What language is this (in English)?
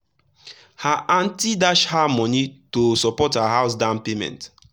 Nigerian Pidgin